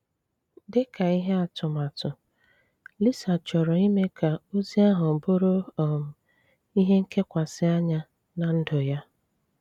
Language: Igbo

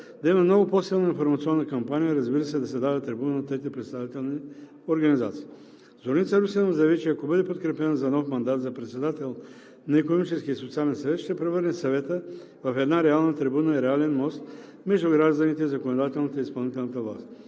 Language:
Bulgarian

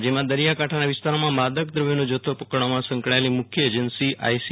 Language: Gujarati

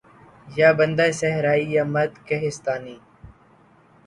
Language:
Urdu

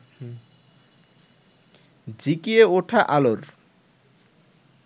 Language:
Bangla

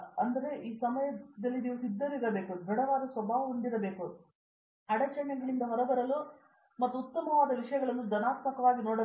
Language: Kannada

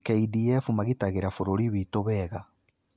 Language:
Kikuyu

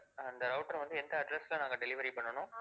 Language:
Tamil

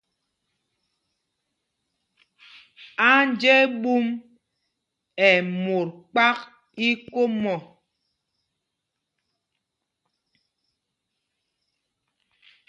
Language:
Mpumpong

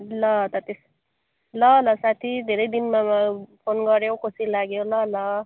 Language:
Nepali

